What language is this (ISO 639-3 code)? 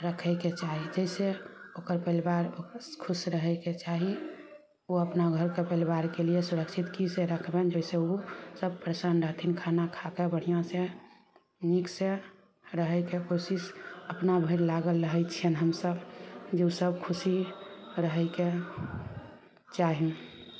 mai